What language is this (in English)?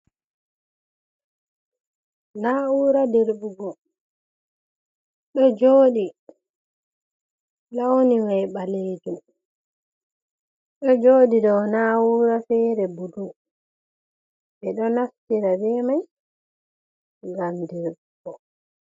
Fula